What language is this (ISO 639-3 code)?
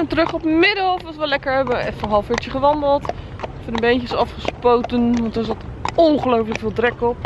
nld